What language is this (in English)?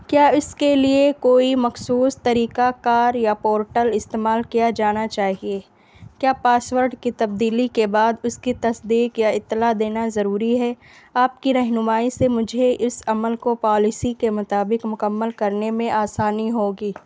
Urdu